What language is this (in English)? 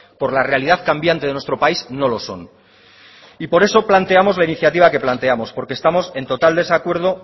Spanish